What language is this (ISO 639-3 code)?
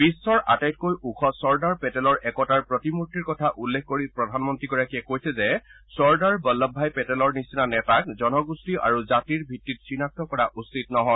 asm